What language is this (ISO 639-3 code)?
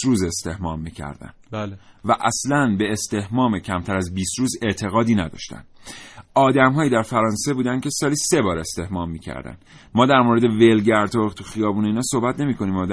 fas